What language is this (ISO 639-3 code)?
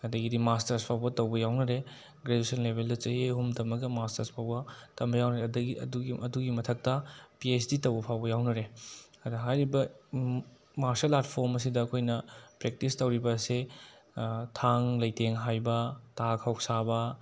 mni